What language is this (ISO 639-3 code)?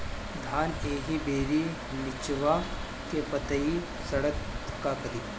bho